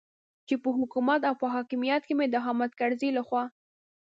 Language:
Pashto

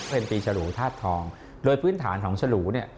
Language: Thai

